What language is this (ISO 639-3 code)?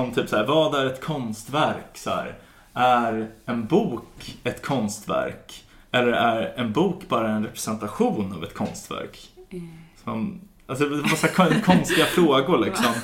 swe